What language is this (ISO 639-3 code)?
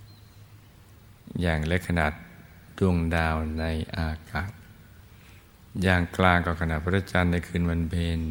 tha